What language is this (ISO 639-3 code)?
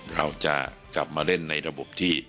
tha